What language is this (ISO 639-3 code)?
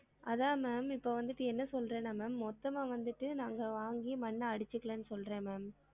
tam